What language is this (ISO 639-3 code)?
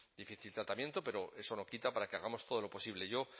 spa